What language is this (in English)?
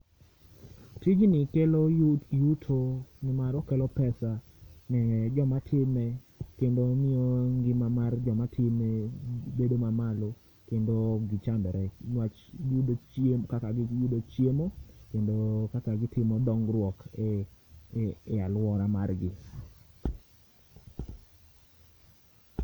Luo (Kenya and Tanzania)